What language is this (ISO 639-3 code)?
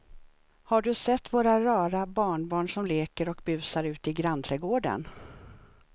swe